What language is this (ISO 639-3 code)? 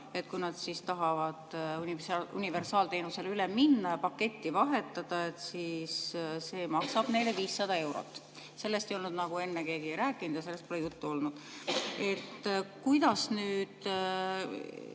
est